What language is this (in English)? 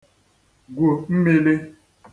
Igbo